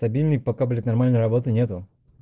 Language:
Russian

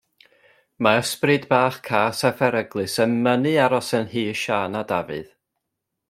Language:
Welsh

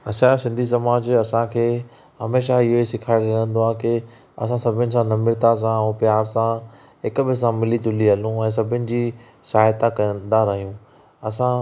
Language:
Sindhi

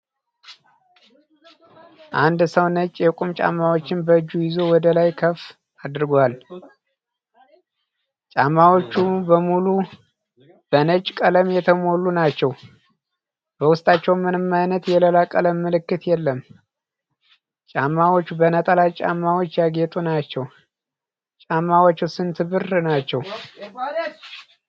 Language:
Amharic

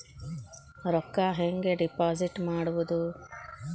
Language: Kannada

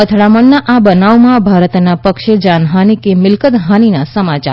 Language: Gujarati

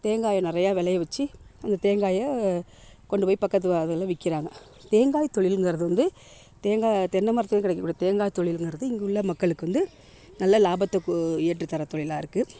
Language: Tamil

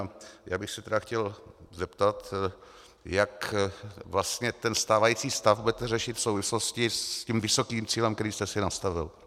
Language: Czech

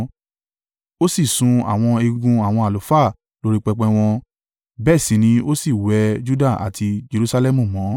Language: Yoruba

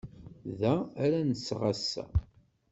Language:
Kabyle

